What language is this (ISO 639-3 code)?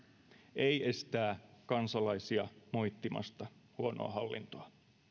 fin